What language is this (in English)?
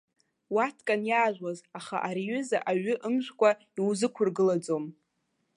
Abkhazian